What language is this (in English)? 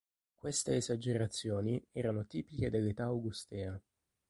Italian